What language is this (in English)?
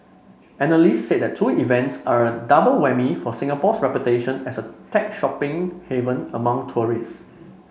English